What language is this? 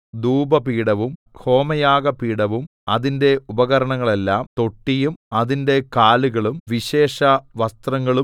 Malayalam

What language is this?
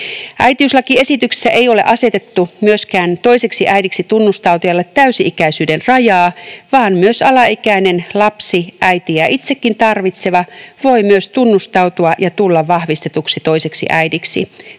Finnish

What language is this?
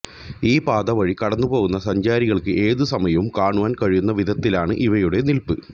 Malayalam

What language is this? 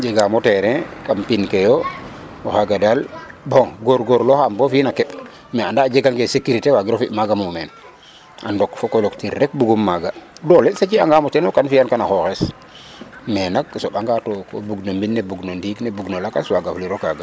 Serer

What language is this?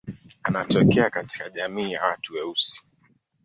Swahili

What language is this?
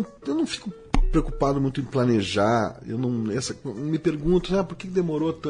Portuguese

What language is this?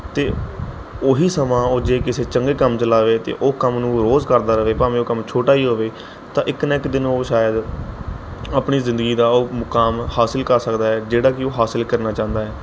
Punjabi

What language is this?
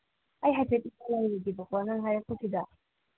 Manipuri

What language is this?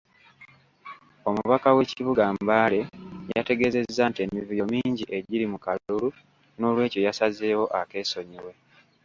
Ganda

